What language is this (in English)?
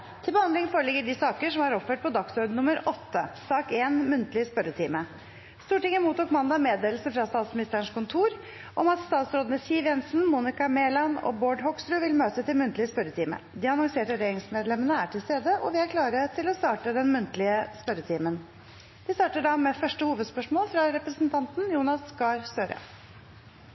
Norwegian Nynorsk